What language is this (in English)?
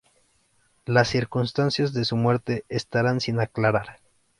Spanish